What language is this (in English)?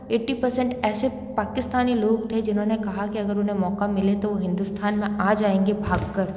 Hindi